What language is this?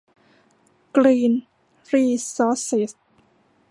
Thai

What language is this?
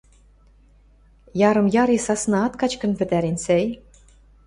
Western Mari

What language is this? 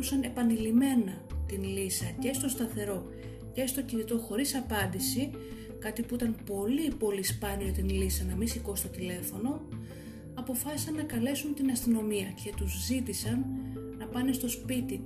Greek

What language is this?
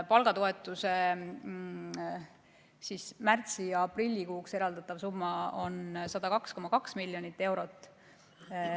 Estonian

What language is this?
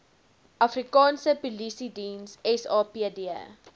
Afrikaans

